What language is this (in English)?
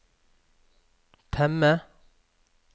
Norwegian